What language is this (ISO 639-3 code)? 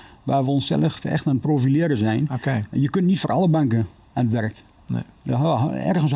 nld